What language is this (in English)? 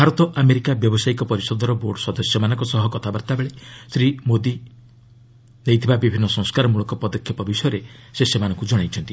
Odia